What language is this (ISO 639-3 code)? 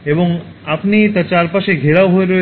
ben